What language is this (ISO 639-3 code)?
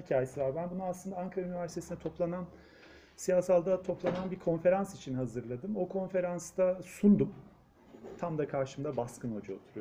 tur